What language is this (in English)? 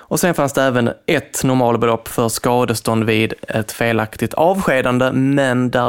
Swedish